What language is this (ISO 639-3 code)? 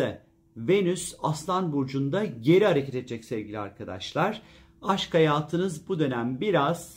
tur